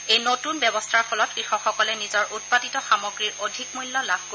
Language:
Assamese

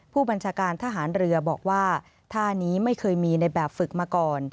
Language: Thai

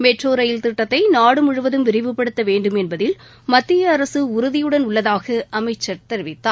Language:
Tamil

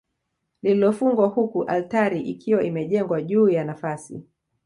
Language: Swahili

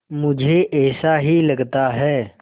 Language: Hindi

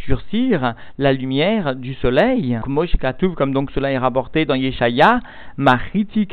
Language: French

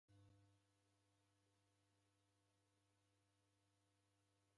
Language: Taita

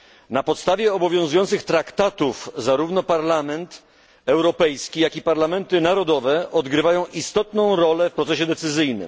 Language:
Polish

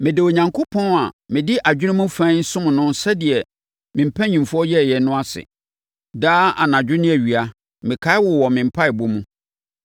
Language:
Akan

